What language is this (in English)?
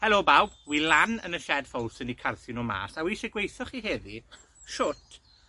Welsh